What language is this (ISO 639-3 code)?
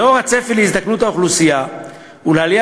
heb